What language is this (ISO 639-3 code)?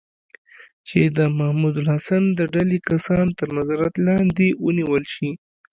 pus